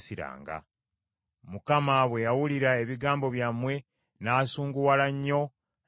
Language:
Ganda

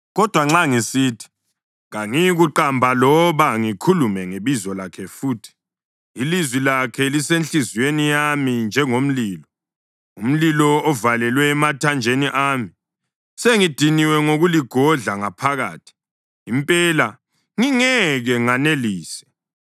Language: North Ndebele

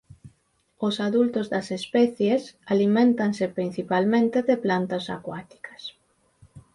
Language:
Galician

